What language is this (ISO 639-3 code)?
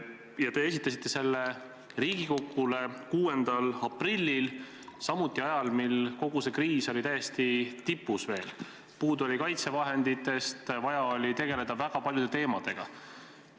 est